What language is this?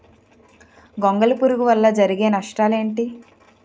Telugu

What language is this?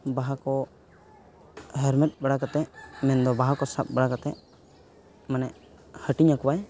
Santali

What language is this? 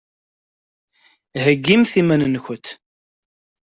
Kabyle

